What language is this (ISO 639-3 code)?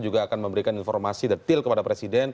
ind